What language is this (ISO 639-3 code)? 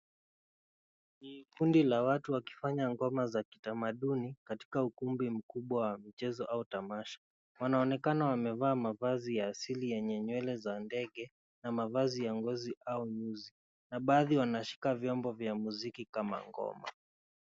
swa